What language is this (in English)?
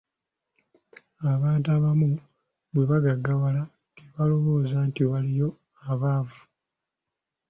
Ganda